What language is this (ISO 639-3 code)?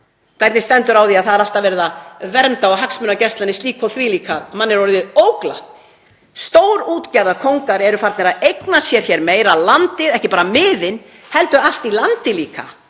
isl